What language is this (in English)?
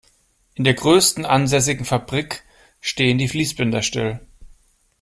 German